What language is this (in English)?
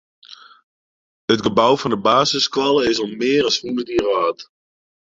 Western Frisian